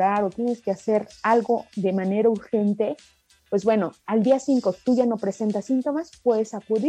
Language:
Spanish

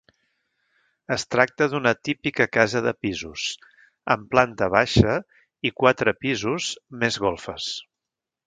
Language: Catalan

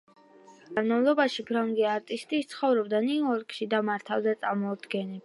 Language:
Georgian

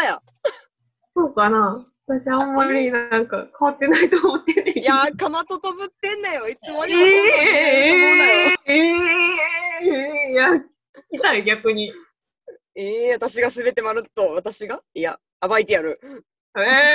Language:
Japanese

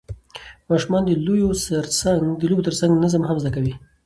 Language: Pashto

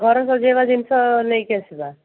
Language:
Odia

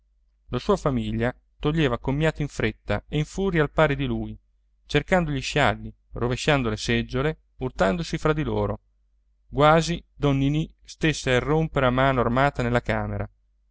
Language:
Italian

